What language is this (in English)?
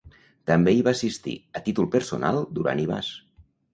Catalan